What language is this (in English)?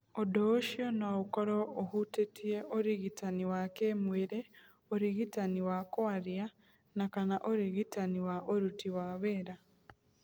Kikuyu